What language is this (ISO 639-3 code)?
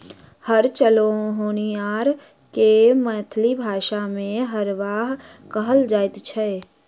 mai